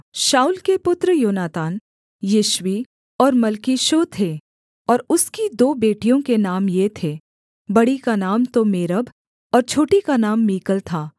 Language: Hindi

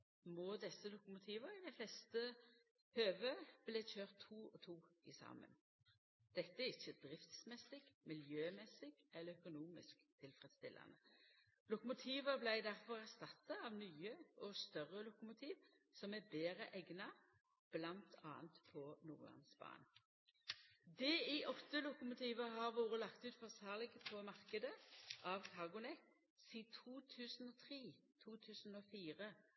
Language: Norwegian Nynorsk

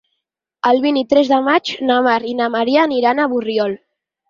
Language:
Catalan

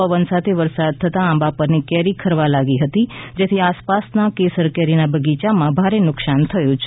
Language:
Gujarati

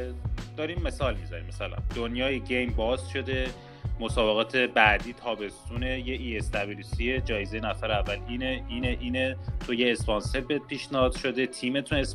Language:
Persian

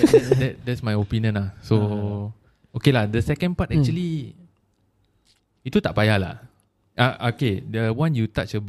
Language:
Malay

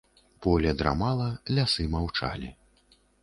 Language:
Belarusian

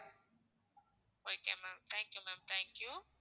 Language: Tamil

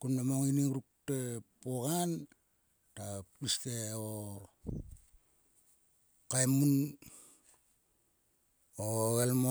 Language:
Sulka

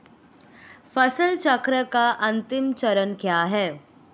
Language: Hindi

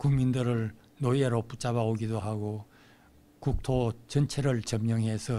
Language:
Korean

